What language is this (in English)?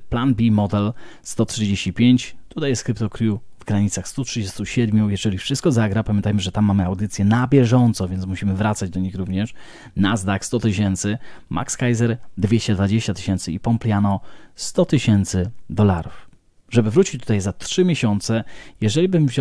Polish